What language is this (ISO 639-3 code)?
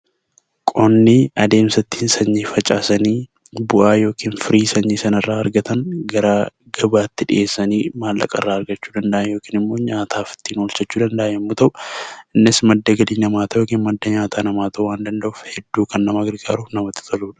orm